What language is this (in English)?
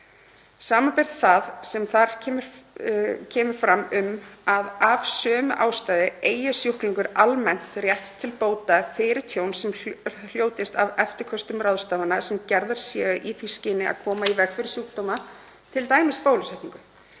Icelandic